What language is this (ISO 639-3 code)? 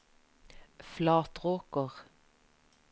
nor